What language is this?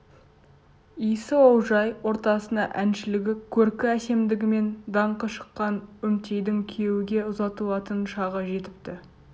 Kazakh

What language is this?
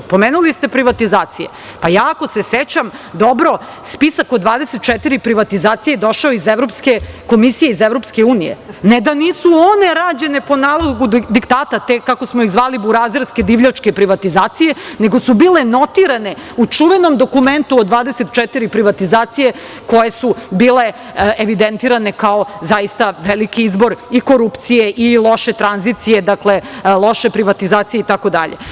Serbian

